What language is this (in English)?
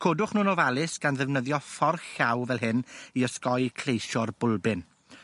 Welsh